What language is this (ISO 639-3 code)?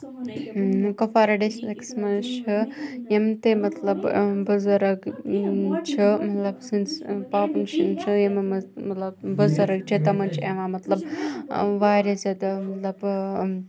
kas